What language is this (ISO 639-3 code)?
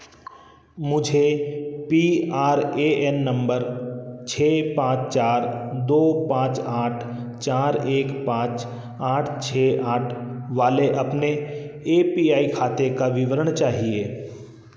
hin